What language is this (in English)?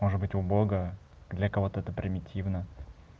Russian